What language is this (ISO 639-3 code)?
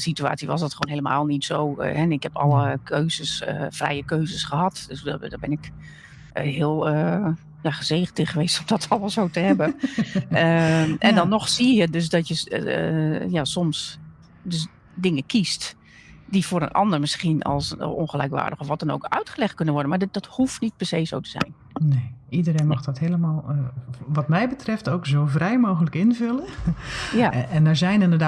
nld